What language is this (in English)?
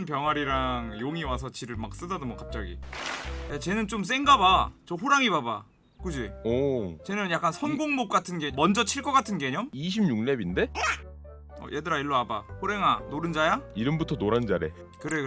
Korean